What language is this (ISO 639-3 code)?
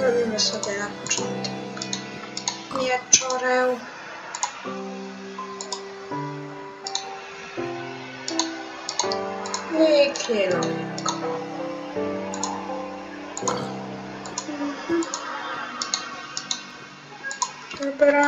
pol